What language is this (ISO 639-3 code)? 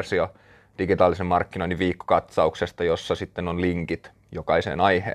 fin